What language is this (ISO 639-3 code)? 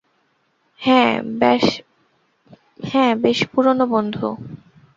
ben